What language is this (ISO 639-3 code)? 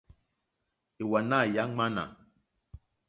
bri